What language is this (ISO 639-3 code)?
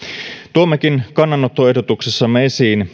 fin